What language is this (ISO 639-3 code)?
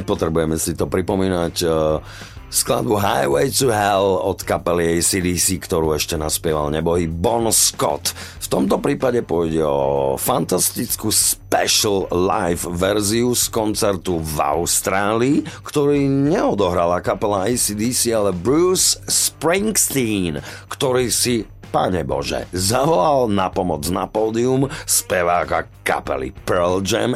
slk